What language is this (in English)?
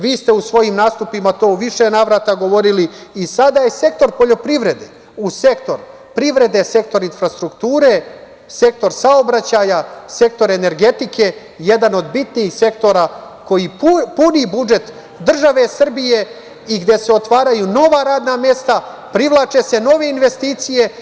Serbian